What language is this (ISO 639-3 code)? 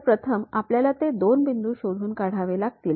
mar